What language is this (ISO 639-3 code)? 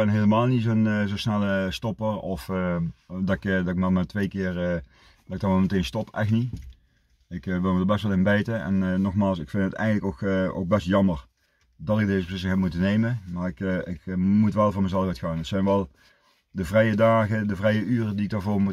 nld